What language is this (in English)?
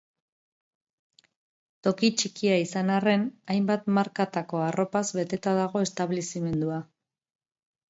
Basque